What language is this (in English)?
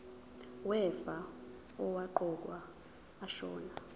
Zulu